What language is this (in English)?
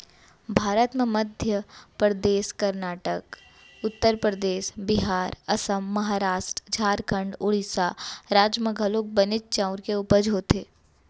Chhattisgarhi